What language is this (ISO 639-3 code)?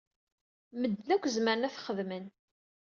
kab